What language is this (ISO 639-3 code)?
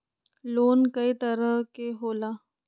mag